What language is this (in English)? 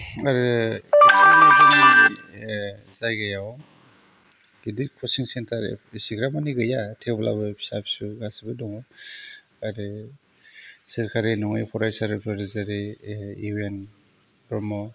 Bodo